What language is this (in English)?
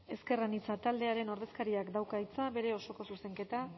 Basque